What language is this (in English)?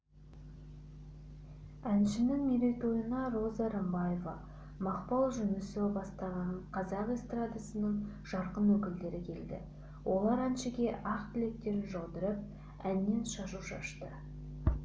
Kazakh